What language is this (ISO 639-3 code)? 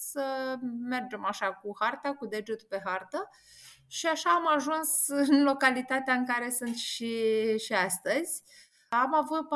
ron